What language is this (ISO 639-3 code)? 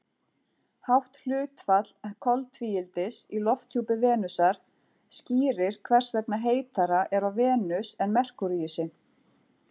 isl